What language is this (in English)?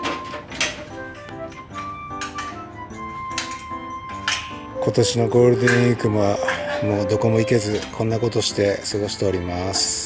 Japanese